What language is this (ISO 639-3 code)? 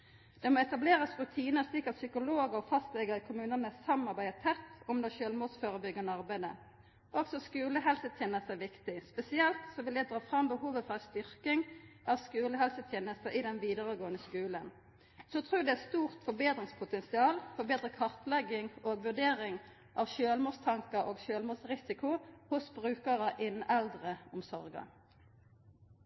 nno